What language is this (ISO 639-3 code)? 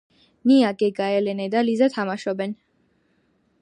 kat